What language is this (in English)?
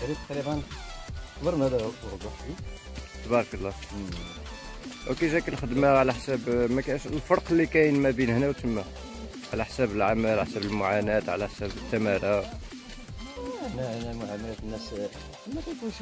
Arabic